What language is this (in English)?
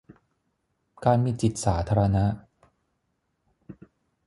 Thai